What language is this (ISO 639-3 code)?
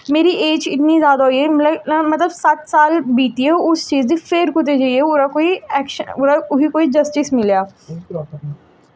doi